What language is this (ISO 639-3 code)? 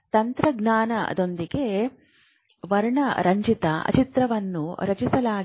kan